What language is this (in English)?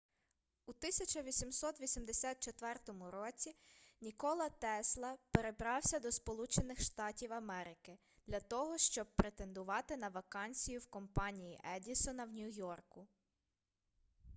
Ukrainian